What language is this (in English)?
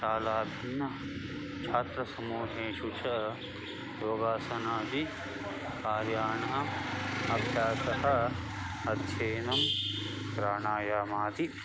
Sanskrit